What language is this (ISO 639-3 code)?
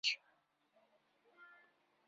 kab